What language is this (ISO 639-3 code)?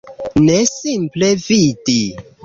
epo